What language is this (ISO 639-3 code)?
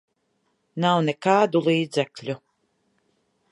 lav